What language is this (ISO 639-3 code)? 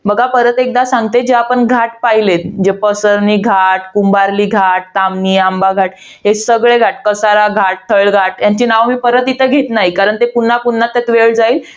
mar